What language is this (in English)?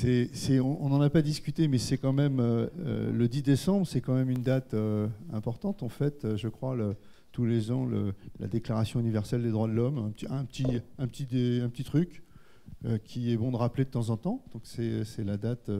French